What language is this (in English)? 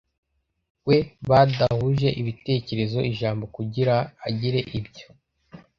Kinyarwanda